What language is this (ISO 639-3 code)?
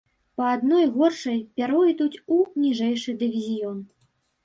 bel